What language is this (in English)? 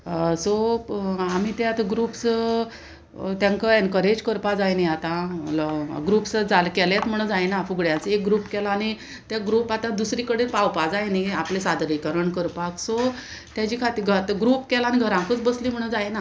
Konkani